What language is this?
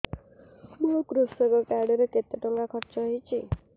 Odia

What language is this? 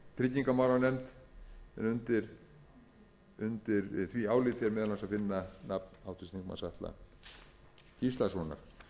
Icelandic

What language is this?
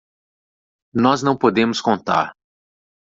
Portuguese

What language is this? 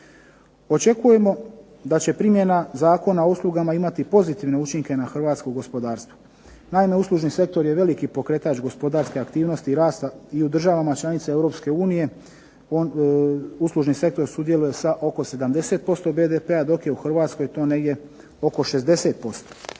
Croatian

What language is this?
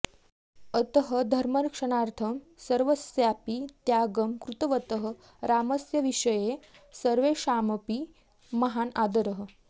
Sanskrit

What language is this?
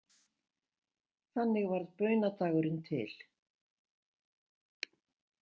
Icelandic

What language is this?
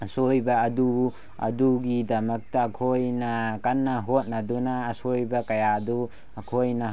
Manipuri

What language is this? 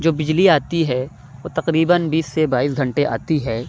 Urdu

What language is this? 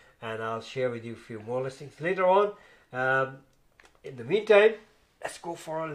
Urdu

